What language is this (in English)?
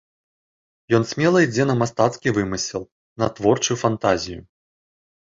Belarusian